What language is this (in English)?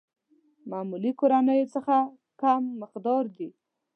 Pashto